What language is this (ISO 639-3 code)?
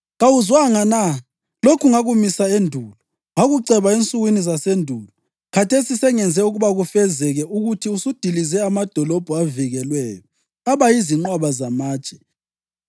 nde